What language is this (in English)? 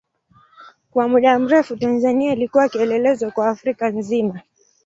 Swahili